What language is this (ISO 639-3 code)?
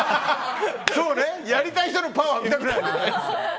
jpn